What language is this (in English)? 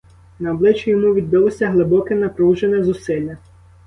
Ukrainian